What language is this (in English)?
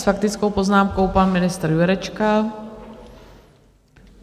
Czech